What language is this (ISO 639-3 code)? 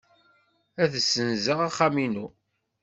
kab